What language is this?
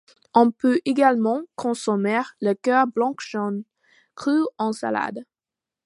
French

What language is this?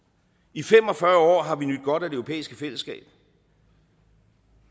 Danish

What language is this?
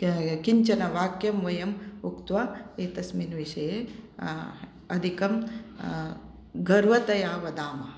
Sanskrit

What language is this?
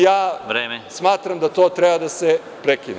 Serbian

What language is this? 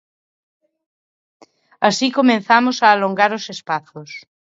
Galician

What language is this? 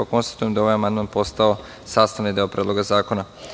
Serbian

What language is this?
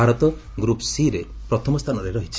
Odia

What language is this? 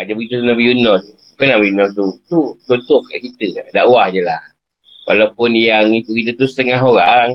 Malay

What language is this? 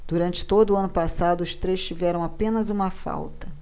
Portuguese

